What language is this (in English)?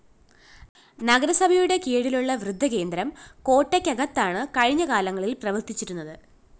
Malayalam